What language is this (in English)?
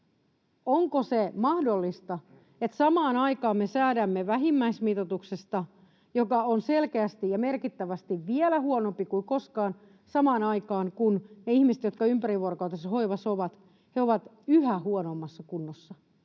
Finnish